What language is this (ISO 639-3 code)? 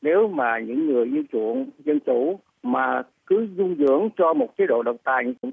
vie